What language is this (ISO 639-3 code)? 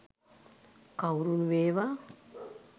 sin